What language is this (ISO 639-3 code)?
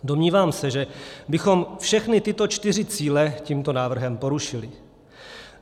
ces